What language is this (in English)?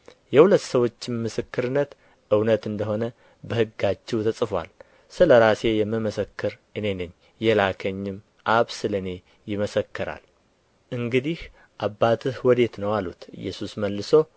Amharic